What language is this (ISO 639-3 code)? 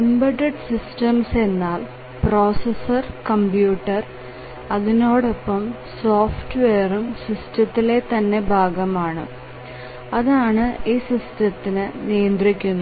mal